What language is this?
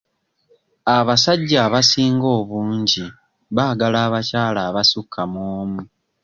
Ganda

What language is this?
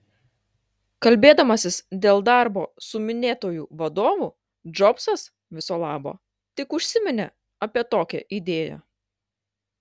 Lithuanian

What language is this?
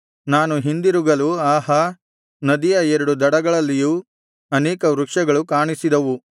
Kannada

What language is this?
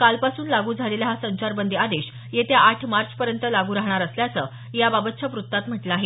Marathi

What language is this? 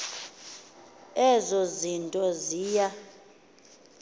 Xhosa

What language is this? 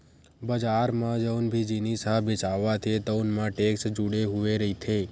Chhattisgarhi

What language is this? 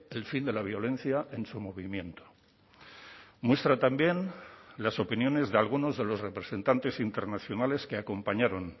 Spanish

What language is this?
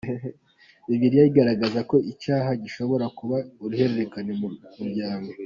Kinyarwanda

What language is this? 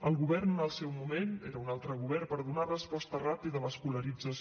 Catalan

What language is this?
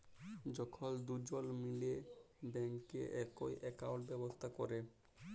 Bangla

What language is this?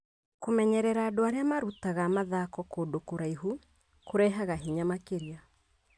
Kikuyu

